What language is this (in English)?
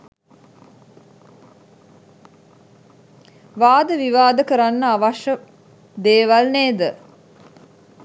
Sinhala